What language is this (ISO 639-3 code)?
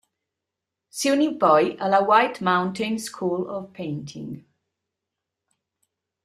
ita